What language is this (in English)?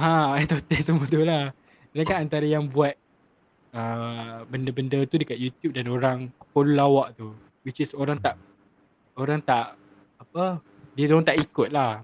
Malay